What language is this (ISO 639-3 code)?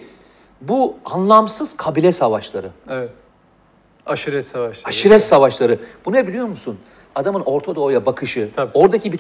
tur